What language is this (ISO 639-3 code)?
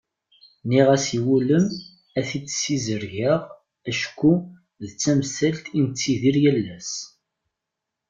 kab